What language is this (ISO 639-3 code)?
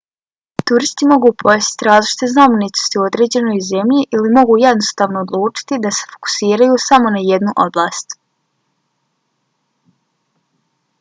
bos